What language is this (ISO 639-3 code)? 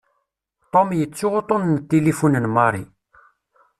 kab